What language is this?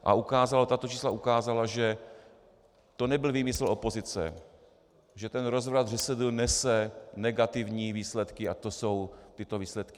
Czech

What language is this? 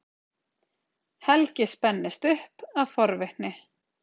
Icelandic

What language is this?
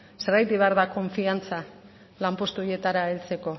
Basque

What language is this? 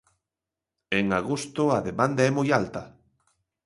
Galician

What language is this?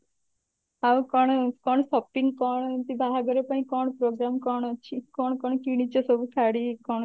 Odia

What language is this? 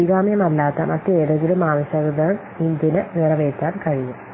Malayalam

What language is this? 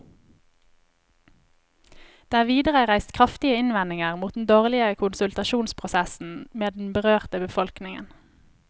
Norwegian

